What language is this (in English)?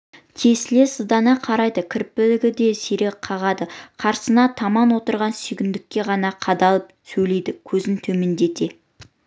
Kazakh